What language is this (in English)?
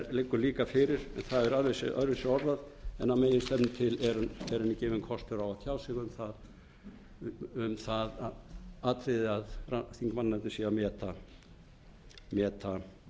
Icelandic